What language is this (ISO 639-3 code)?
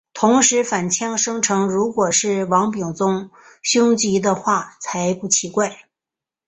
zho